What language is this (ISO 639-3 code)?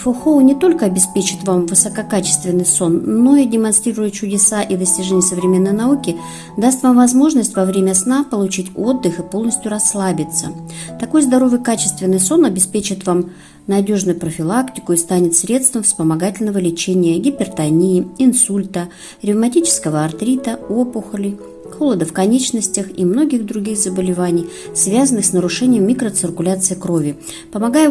rus